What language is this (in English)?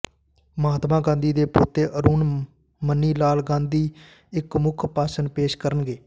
Punjabi